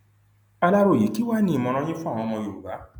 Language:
Yoruba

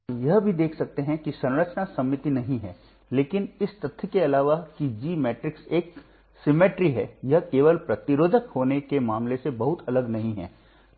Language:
Hindi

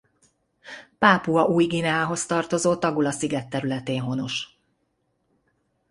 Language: Hungarian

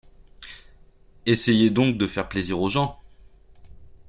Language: French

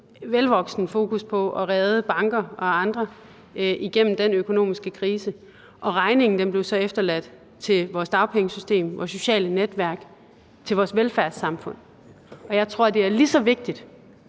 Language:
Danish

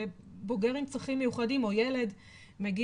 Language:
Hebrew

